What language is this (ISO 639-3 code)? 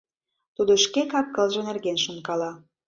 chm